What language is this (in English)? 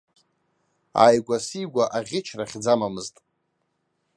Abkhazian